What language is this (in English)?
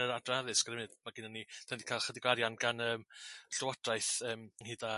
Welsh